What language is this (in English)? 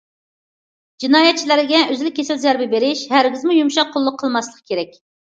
Uyghur